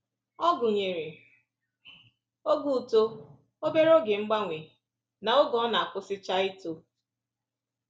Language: Igbo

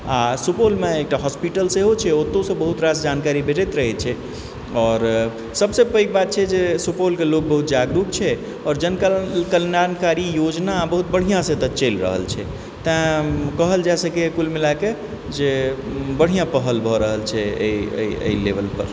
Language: Maithili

